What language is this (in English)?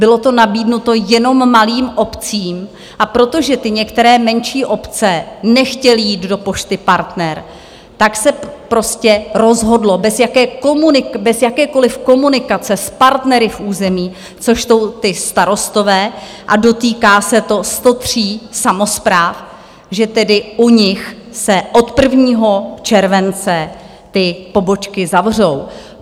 Czech